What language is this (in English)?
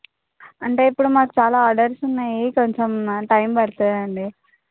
Telugu